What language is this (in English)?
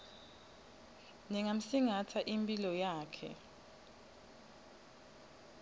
Swati